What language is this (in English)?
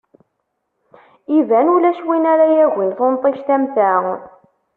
Kabyle